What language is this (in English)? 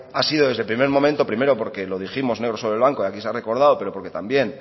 Spanish